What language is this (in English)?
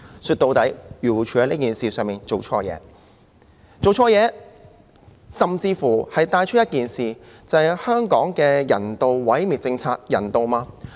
Cantonese